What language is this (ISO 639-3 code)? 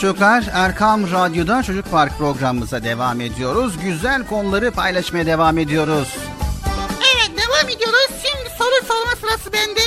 tur